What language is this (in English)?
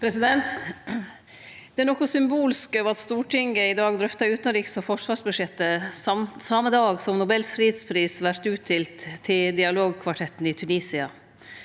Norwegian